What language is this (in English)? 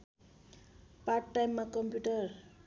Nepali